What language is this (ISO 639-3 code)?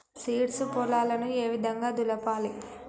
tel